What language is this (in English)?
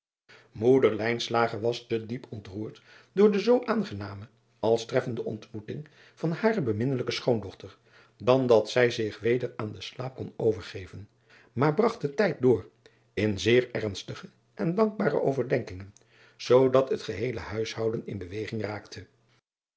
Dutch